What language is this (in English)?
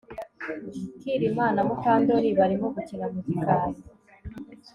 Kinyarwanda